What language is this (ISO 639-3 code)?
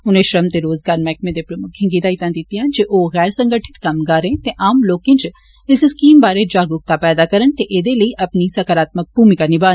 doi